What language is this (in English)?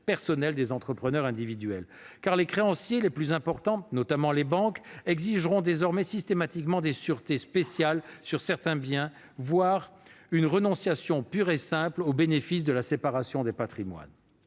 French